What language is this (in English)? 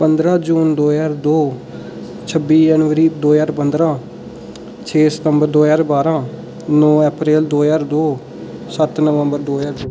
Dogri